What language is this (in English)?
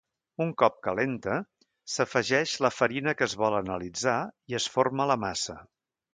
Catalan